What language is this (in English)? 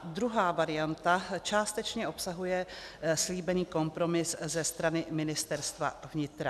Czech